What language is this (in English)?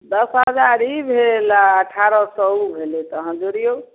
Maithili